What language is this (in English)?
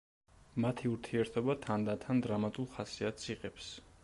Georgian